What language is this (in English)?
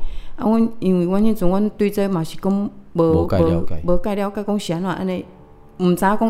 Chinese